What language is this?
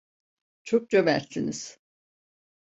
Turkish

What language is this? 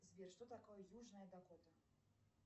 Russian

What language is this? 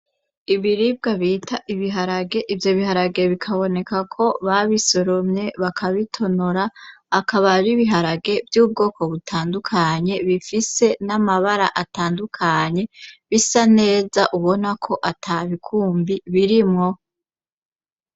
Rundi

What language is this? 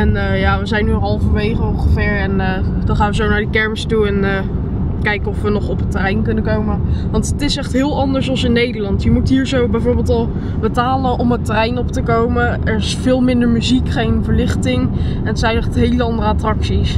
Dutch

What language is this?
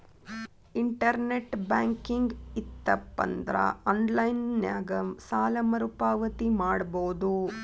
Kannada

